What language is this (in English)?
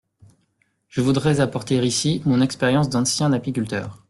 French